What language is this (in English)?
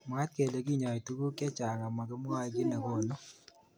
Kalenjin